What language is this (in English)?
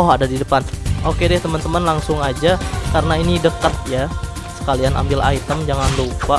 Indonesian